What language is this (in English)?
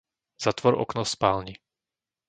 Slovak